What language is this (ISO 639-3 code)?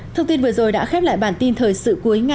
vie